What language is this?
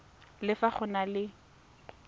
Tswana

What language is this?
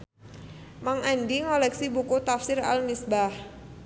Sundanese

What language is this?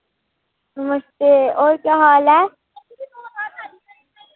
Dogri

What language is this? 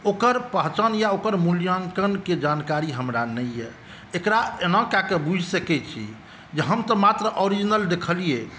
Maithili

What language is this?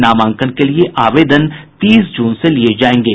Hindi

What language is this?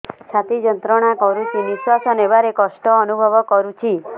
Odia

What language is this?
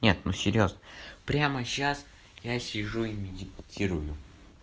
Russian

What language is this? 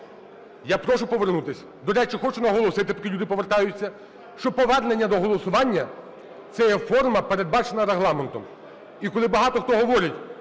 Ukrainian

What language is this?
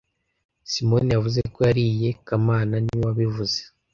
Kinyarwanda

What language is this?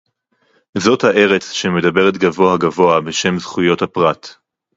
Hebrew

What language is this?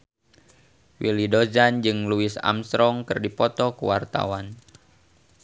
Sundanese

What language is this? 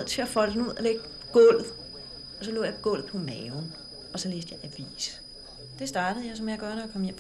Danish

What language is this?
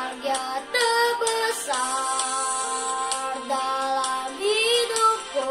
Indonesian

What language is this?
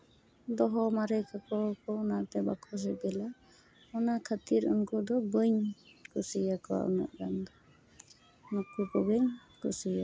Santali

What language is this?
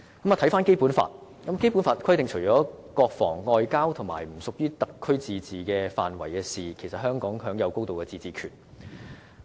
Cantonese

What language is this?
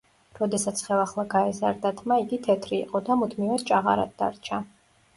Georgian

